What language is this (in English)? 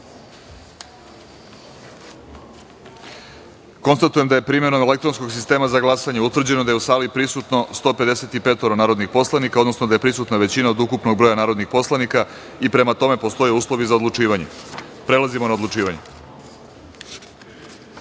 Serbian